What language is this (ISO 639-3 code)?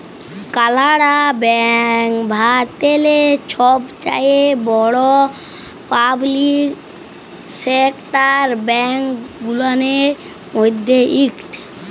ben